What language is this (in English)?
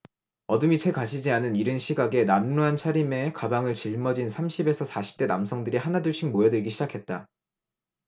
Korean